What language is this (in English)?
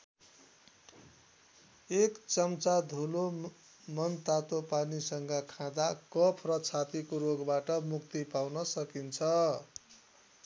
Nepali